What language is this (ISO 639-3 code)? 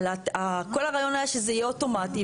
heb